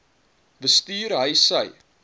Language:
Afrikaans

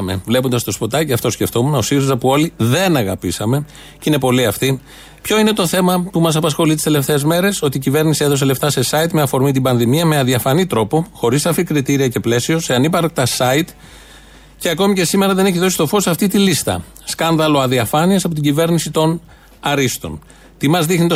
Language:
Greek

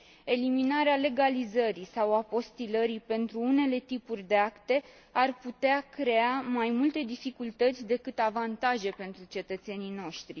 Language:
Romanian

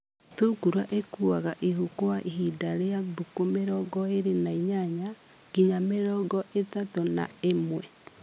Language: Kikuyu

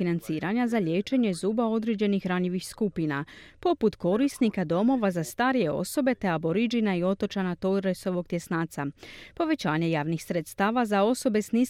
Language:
Croatian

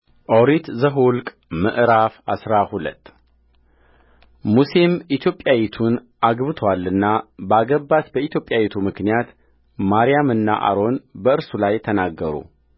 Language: Amharic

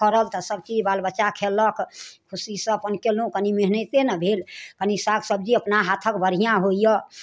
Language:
Maithili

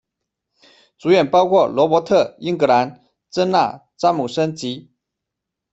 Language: Chinese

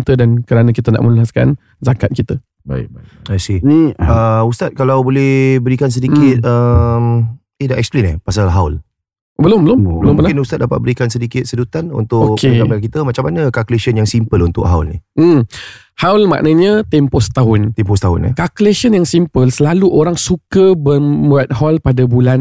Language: Malay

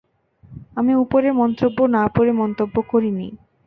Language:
Bangla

